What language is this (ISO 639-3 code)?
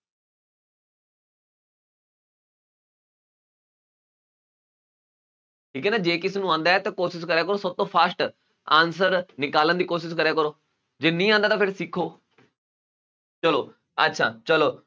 pan